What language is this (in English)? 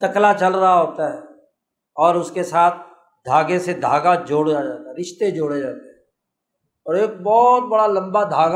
Urdu